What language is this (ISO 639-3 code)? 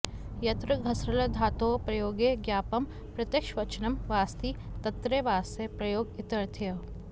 san